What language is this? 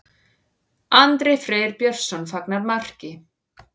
Icelandic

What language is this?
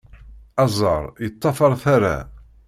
Kabyle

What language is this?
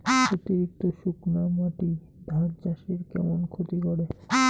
Bangla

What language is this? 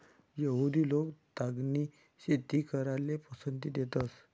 Marathi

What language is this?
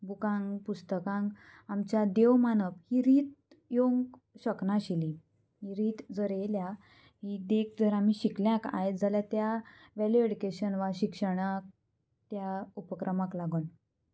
Konkani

